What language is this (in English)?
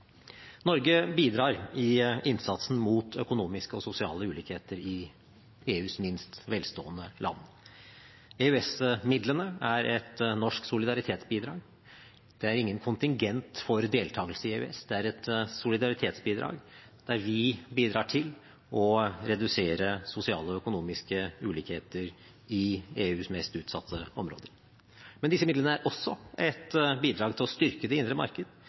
Norwegian Bokmål